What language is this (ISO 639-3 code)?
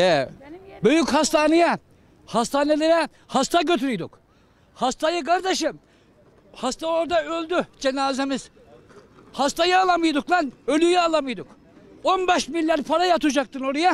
tur